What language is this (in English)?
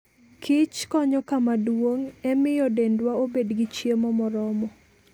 Luo (Kenya and Tanzania)